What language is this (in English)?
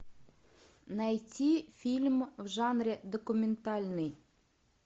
Russian